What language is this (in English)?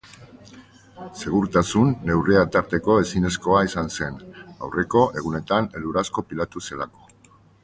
Basque